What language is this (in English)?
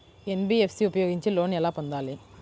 Telugu